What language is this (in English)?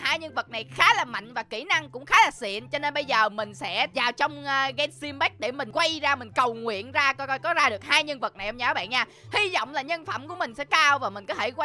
Vietnamese